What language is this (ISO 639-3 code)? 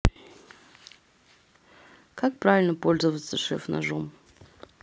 rus